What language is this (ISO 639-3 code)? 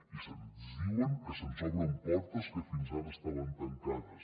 cat